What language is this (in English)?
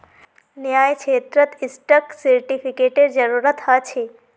Magahi